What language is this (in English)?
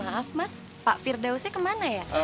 Indonesian